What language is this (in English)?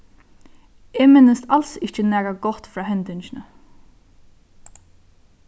Faroese